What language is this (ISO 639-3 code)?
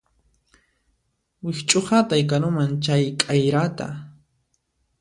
qxp